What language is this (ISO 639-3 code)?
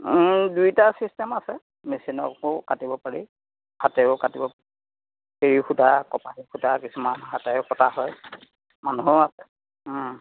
asm